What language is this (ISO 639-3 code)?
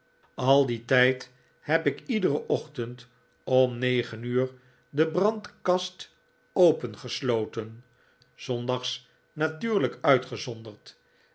nld